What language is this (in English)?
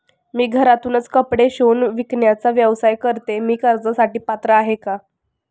Marathi